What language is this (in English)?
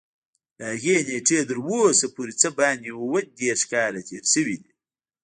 Pashto